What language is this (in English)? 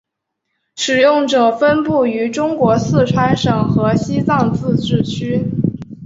Chinese